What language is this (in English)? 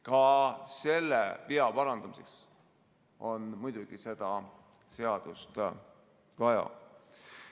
Estonian